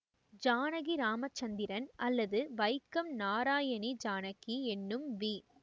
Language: Tamil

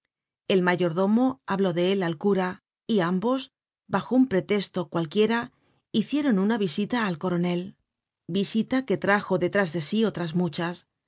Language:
Spanish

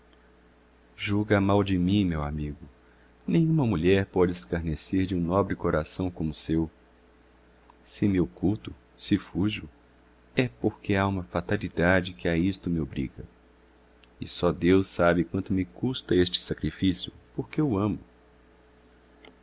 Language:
Portuguese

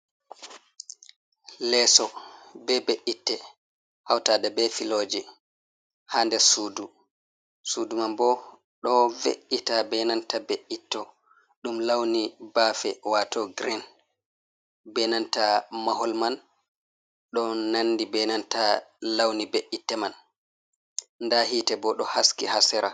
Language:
Fula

